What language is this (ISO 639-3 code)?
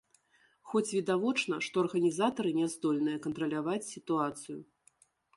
bel